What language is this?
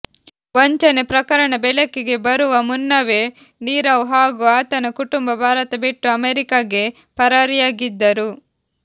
Kannada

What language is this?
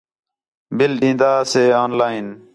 Khetrani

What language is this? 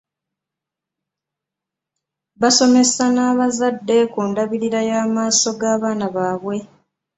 Ganda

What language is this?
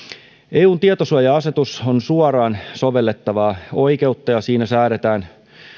Finnish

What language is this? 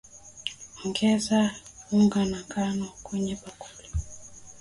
Swahili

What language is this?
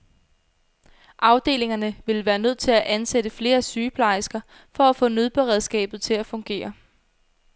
Danish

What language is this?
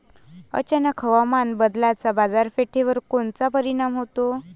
Marathi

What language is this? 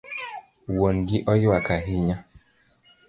Luo (Kenya and Tanzania)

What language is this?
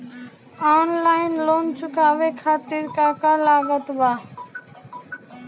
Bhojpuri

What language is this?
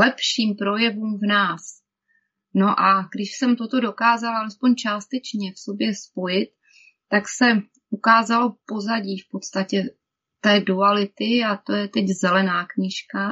Czech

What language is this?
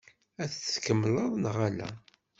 Kabyle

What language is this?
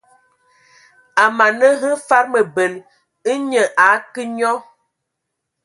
Ewondo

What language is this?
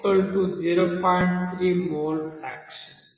Telugu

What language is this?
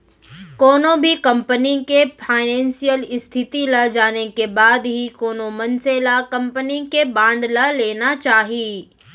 Chhattisgarhi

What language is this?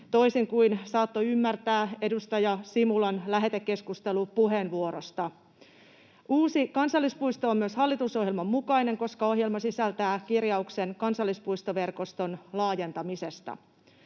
Finnish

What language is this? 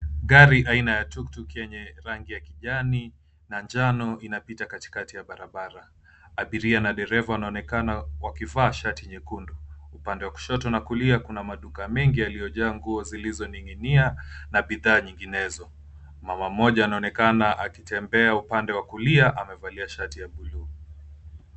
Swahili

